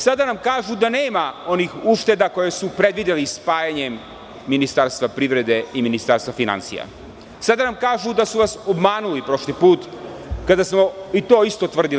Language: Serbian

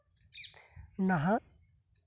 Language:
Santali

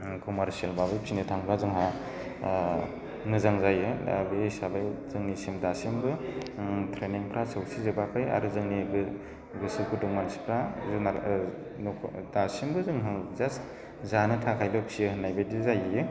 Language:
Bodo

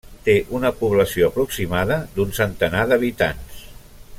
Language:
Catalan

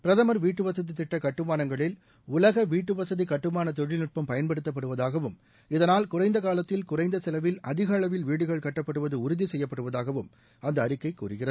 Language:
Tamil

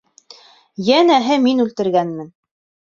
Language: Bashkir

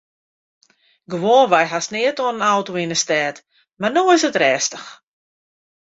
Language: Western Frisian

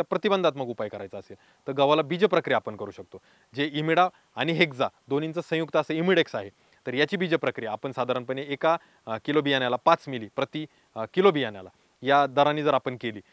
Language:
Romanian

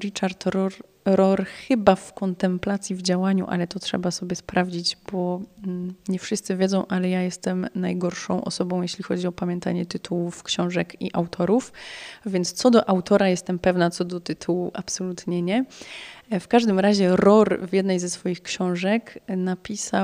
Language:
Polish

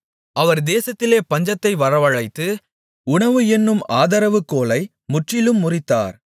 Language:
Tamil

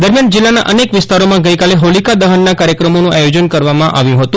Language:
Gujarati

